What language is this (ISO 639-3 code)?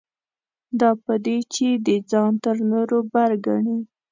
pus